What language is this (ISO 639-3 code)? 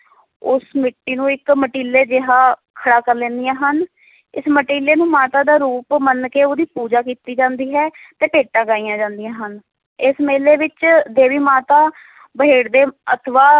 pan